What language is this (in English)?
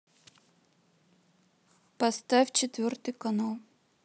Russian